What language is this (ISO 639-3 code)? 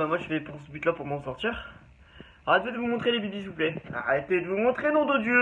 fra